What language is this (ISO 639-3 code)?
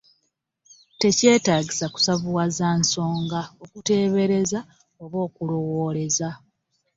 lug